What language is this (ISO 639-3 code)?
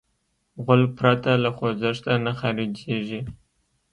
pus